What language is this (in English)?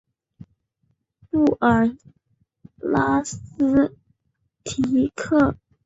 Chinese